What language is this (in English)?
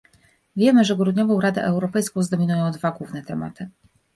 Polish